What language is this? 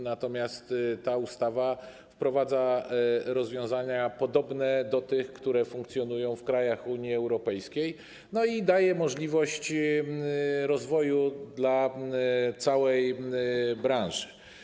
Polish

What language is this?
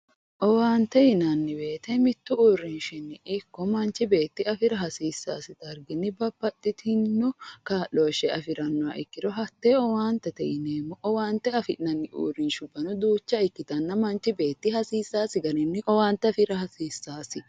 Sidamo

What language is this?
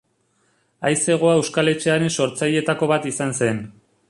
Basque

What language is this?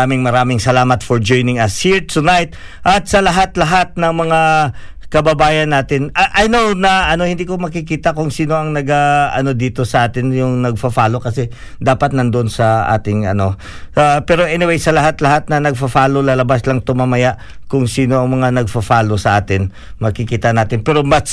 Filipino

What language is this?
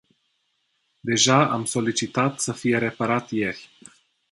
Romanian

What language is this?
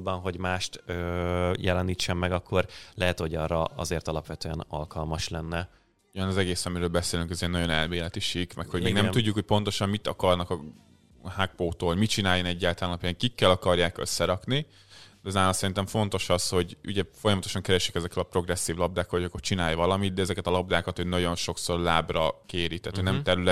Hungarian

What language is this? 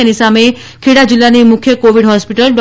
Gujarati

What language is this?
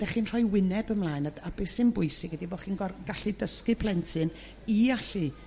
Welsh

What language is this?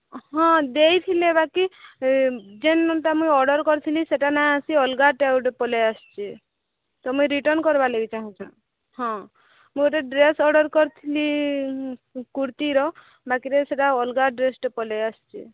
Odia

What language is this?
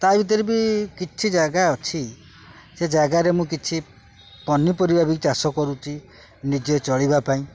Odia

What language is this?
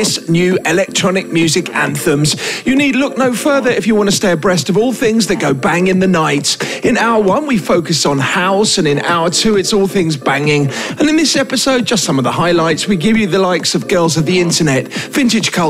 English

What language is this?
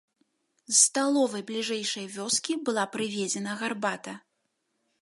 Belarusian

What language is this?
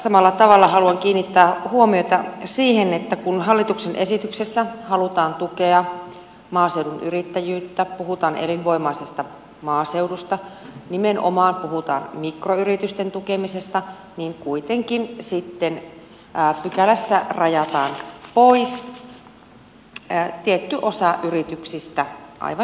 Finnish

